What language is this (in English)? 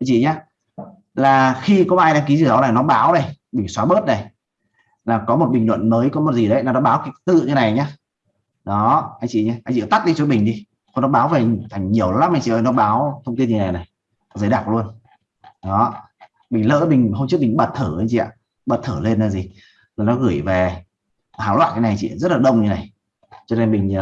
Vietnamese